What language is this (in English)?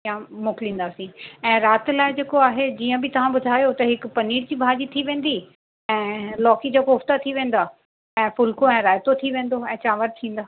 Sindhi